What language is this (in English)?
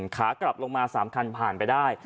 Thai